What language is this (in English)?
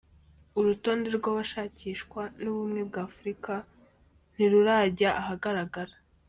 Kinyarwanda